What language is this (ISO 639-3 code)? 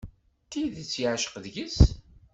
kab